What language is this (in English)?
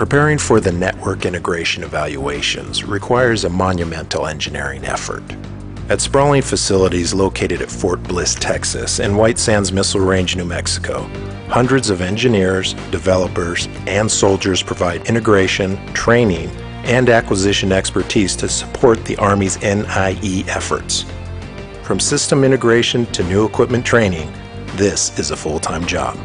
English